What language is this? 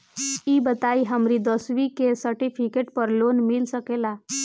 Bhojpuri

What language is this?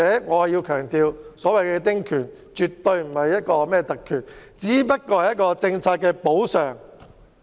Cantonese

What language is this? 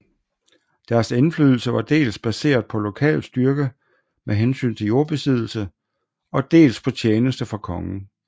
Danish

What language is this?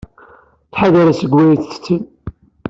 Kabyle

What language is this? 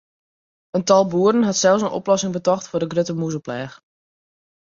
Western Frisian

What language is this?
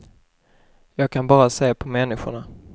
Swedish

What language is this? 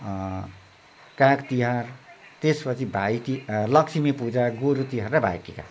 Nepali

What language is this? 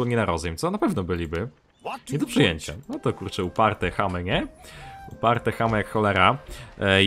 Polish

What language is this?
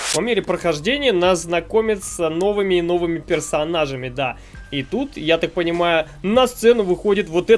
Russian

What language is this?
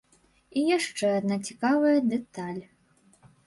Belarusian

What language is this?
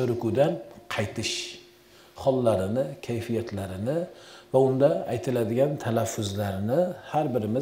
Turkish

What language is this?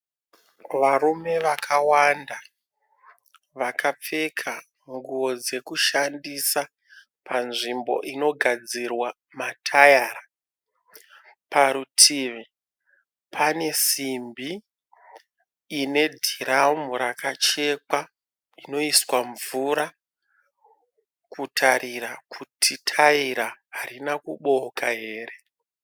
Shona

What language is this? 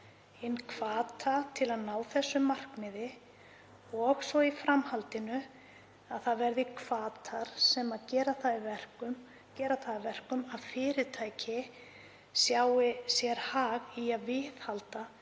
Icelandic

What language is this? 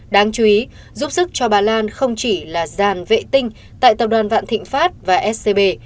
Vietnamese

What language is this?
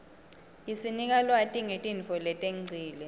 Swati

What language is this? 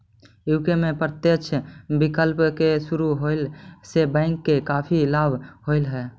Magahi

